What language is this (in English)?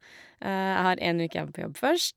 Norwegian